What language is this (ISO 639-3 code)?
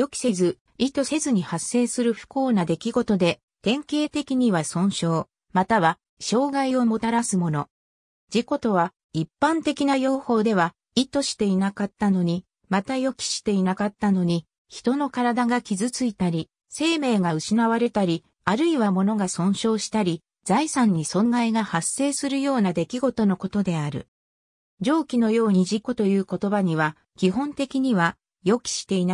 jpn